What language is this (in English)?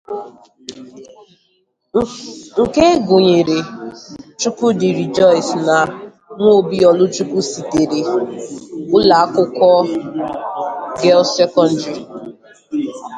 Igbo